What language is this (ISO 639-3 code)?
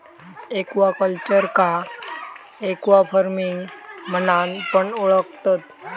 mar